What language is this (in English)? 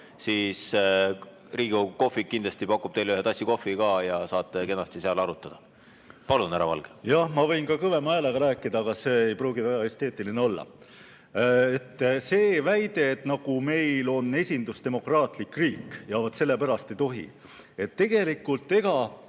Estonian